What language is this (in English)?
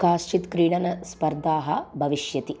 Sanskrit